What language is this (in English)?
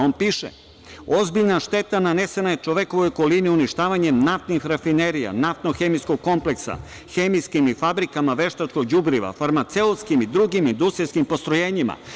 Serbian